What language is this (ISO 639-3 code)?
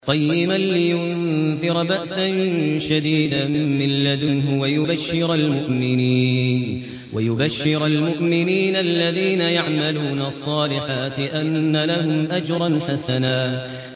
ara